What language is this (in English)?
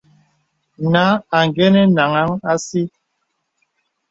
Bebele